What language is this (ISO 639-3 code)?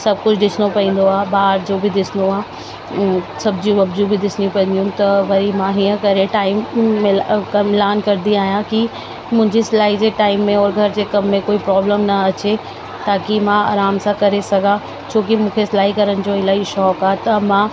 snd